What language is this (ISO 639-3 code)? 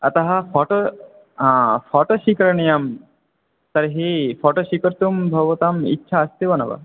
san